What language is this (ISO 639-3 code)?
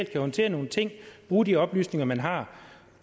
dan